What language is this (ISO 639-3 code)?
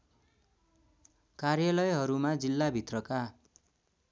nep